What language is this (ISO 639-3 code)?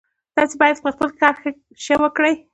pus